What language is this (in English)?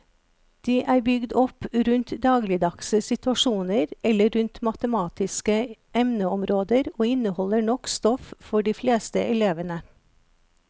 Norwegian